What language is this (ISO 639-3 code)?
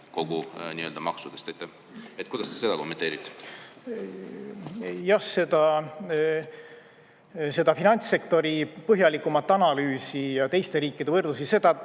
est